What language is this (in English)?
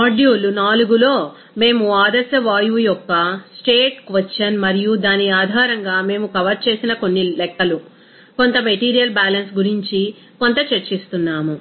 Telugu